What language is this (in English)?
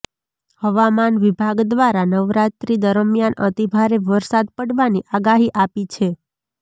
Gujarati